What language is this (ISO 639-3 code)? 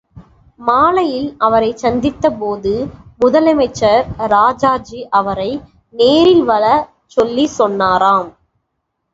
tam